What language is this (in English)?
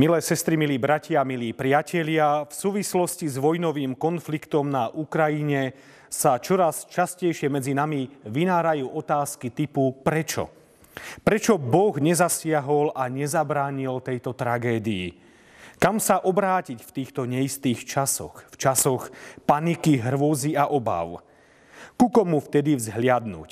Slovak